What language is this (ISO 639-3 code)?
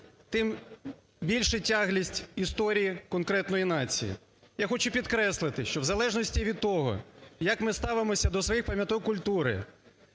ukr